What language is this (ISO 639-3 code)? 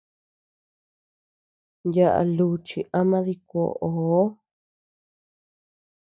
cux